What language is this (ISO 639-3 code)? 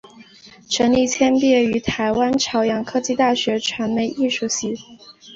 zho